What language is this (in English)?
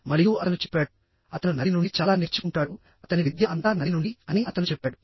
Telugu